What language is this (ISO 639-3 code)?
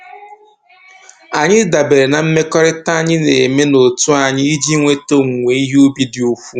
ibo